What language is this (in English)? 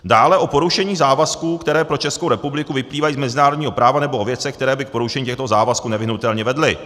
Czech